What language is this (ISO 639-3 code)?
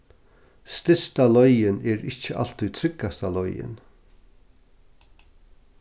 fao